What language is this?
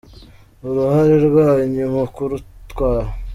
Kinyarwanda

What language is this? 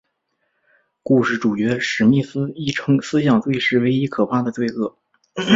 Chinese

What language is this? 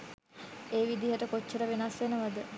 Sinhala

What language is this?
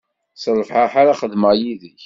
Kabyle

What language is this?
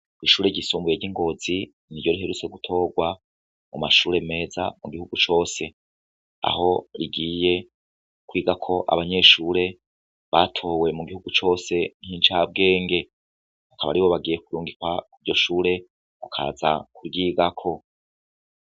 Rundi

